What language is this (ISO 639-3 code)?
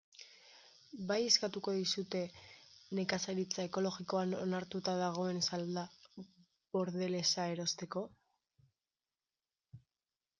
eus